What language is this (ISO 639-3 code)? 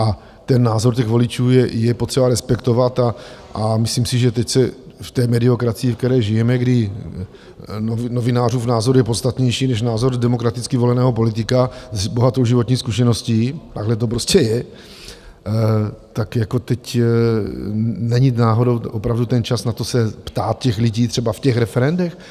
ces